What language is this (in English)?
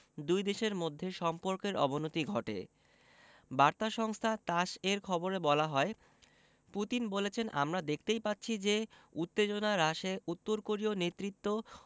Bangla